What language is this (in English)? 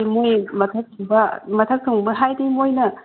Manipuri